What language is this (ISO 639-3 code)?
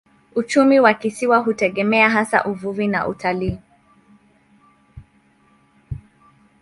swa